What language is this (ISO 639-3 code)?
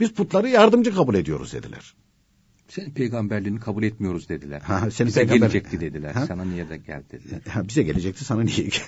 tur